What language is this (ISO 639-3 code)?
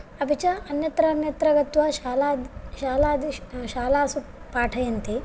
san